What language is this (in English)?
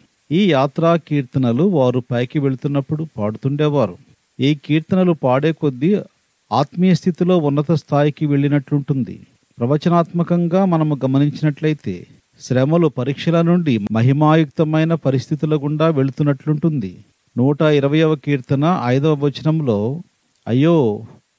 Telugu